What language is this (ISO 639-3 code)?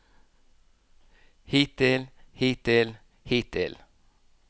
nor